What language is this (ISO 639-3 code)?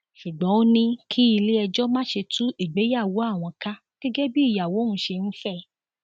yor